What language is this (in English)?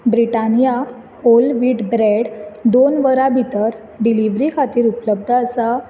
Konkani